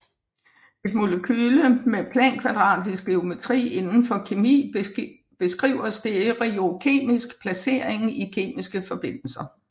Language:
Danish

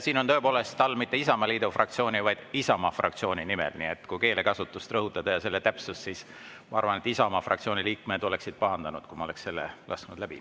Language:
Estonian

